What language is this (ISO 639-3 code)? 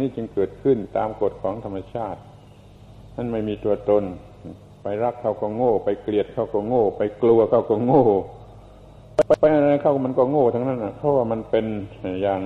tha